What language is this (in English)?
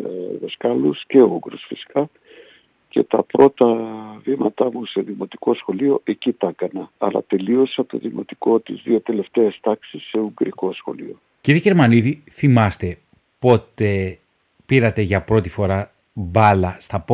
Greek